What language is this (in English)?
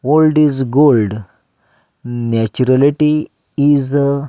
Konkani